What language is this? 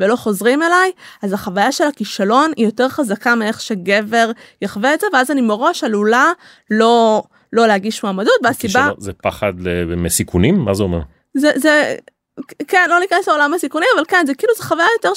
Hebrew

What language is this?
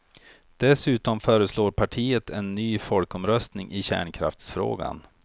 Swedish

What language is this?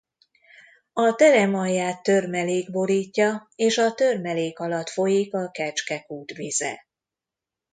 Hungarian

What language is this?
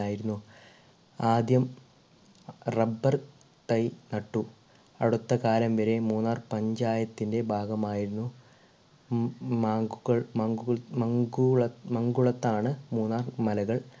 Malayalam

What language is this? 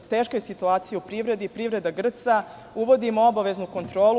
Serbian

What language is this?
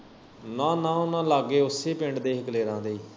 Punjabi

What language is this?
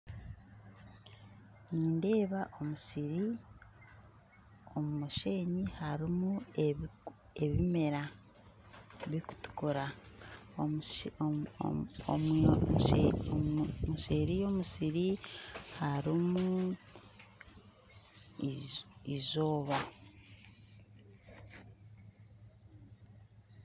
Nyankole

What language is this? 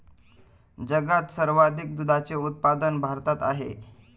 Marathi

